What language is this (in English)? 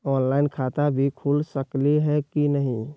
Magahi